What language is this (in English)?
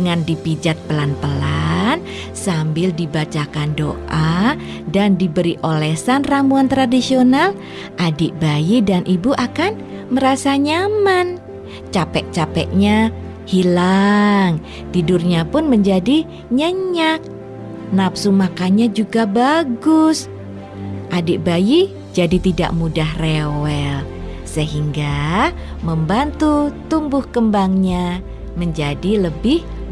Indonesian